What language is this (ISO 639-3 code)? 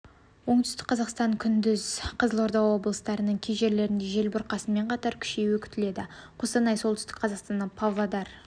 kaz